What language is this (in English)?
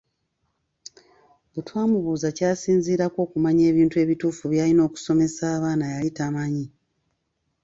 Ganda